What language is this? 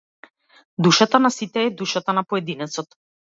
Macedonian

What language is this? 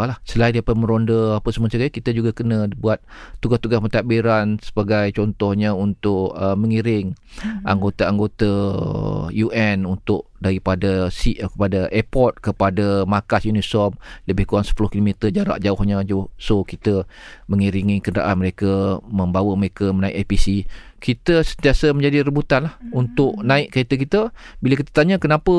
Malay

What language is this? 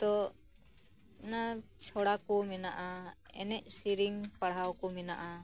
Santali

